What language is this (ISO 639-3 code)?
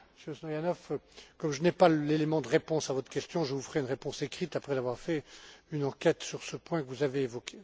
fra